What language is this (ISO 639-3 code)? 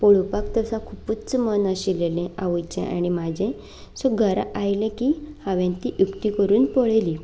kok